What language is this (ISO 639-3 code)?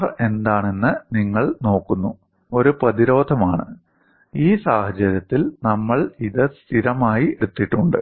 mal